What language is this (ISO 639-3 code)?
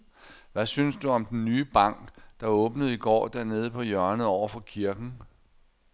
dan